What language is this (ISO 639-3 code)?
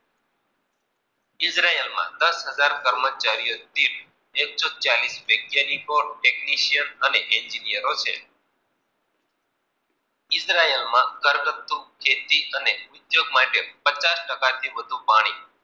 guj